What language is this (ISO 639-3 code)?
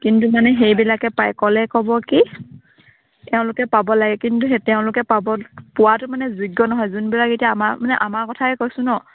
asm